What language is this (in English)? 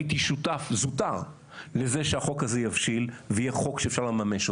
Hebrew